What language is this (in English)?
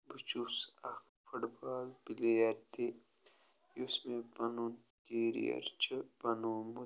Kashmiri